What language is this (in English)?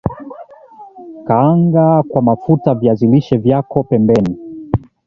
Swahili